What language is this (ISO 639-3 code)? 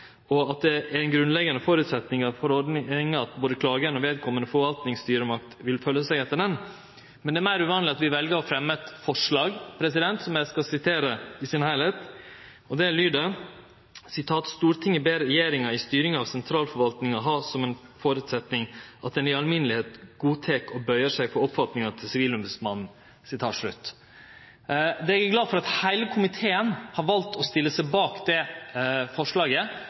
nno